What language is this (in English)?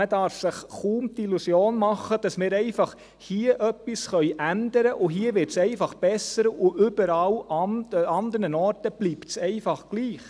Swiss German